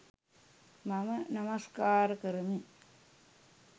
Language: Sinhala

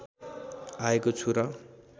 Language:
Nepali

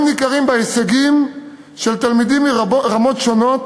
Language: Hebrew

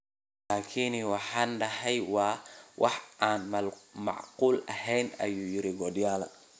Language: Somali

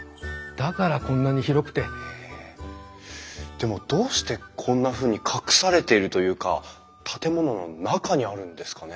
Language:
Japanese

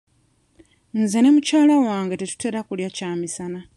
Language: Ganda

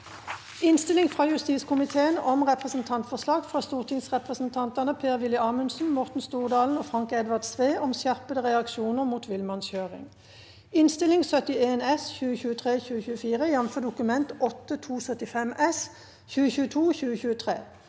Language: Norwegian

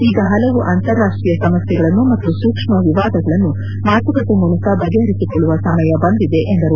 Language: Kannada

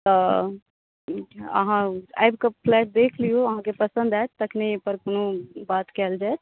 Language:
Maithili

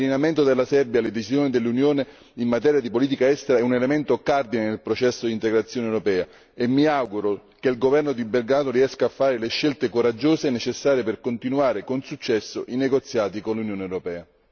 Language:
Italian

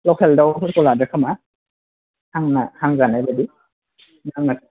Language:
Bodo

